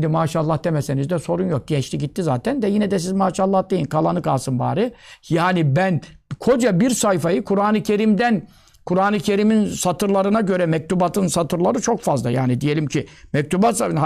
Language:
Turkish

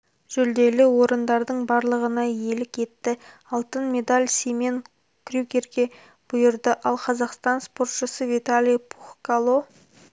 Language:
Kazakh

